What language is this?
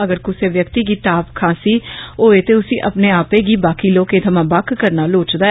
Dogri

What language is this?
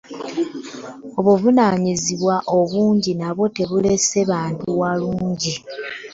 Ganda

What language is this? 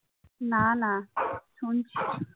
Bangla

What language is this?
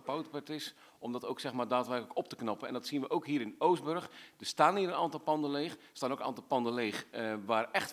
Dutch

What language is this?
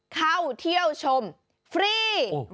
Thai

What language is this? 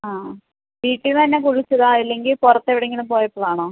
Malayalam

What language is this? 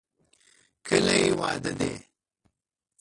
Pashto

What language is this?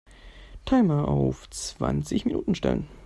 German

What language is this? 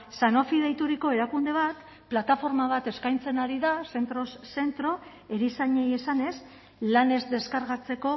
Basque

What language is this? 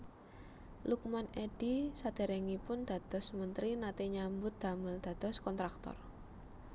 Javanese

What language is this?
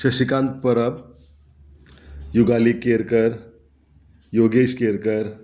Konkani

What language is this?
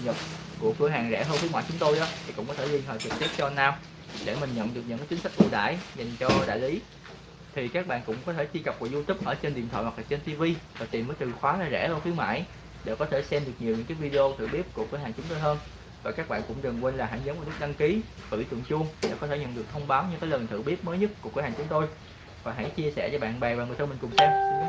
Vietnamese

